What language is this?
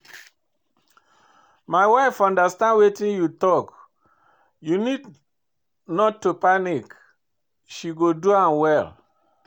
Nigerian Pidgin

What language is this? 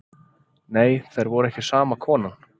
Icelandic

